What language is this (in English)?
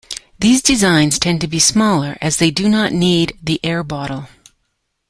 English